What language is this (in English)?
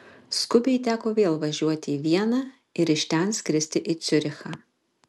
Lithuanian